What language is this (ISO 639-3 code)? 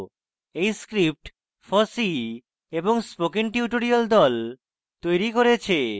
ben